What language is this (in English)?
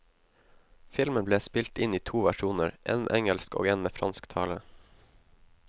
Norwegian